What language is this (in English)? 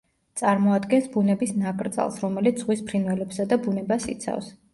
Georgian